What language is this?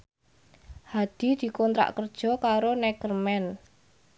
Javanese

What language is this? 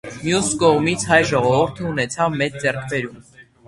Armenian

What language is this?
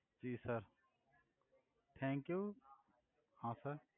Gujarati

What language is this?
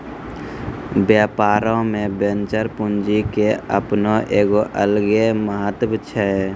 Maithili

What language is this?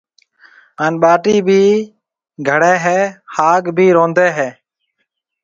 Marwari (Pakistan)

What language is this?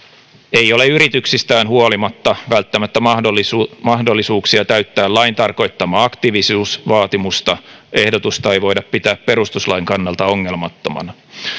Finnish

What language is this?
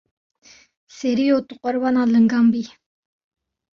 Kurdish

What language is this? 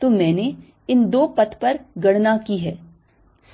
Hindi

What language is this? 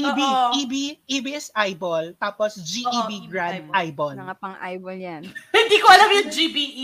Filipino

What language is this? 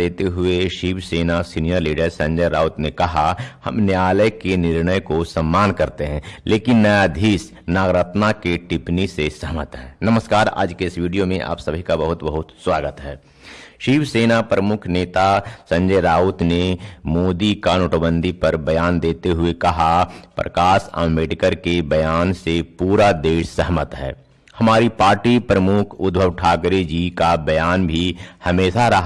Hindi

